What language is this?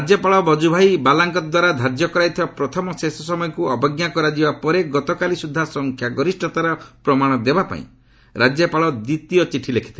Odia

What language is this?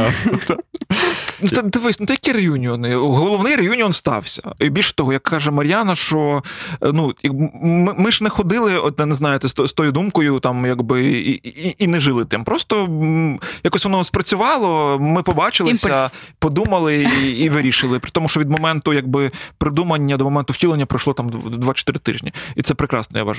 Ukrainian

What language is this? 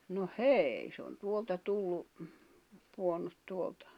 Finnish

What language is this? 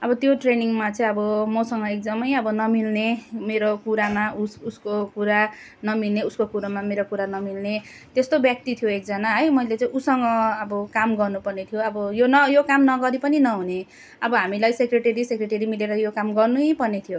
Nepali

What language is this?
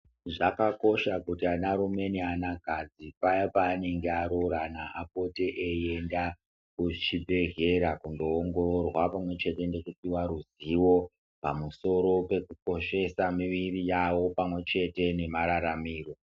Ndau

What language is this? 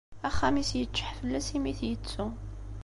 Kabyle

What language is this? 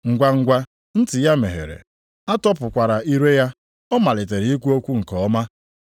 Igbo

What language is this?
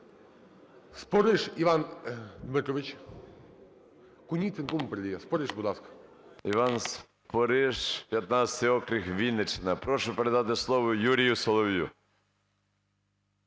Ukrainian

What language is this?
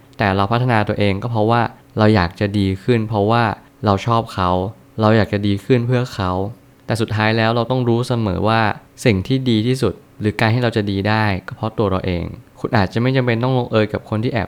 Thai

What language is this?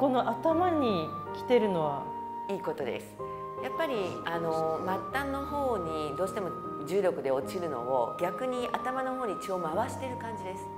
Japanese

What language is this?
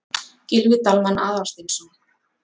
Icelandic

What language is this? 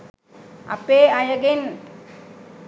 Sinhala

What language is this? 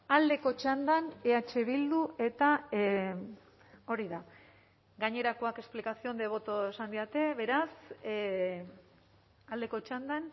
Basque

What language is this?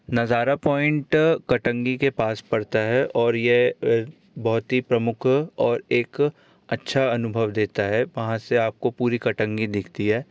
Hindi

